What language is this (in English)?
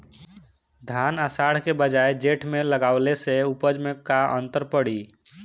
Bhojpuri